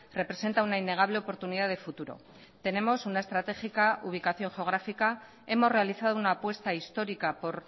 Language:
Spanish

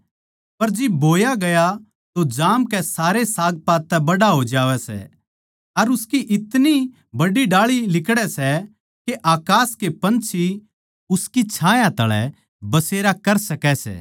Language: Haryanvi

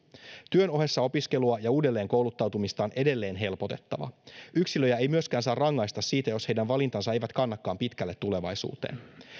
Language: Finnish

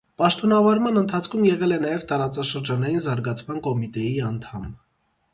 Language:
Armenian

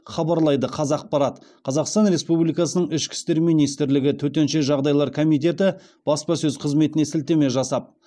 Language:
Kazakh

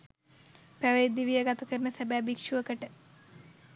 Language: Sinhala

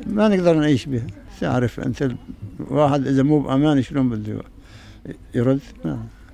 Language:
Arabic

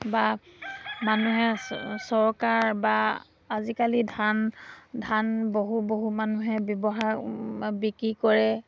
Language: Assamese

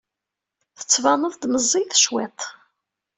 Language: Kabyle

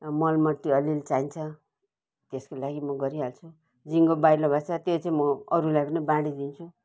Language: Nepali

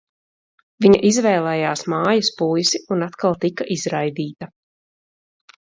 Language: Latvian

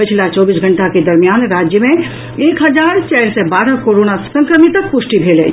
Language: Maithili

